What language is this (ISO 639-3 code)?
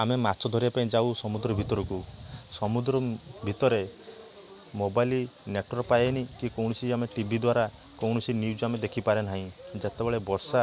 ori